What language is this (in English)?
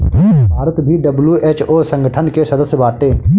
Bhojpuri